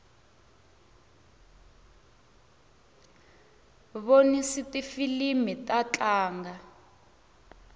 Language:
Tsonga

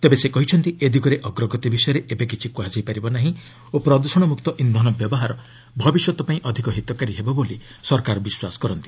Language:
Odia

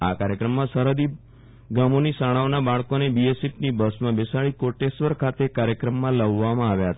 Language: Gujarati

